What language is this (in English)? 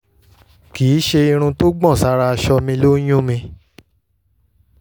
Yoruba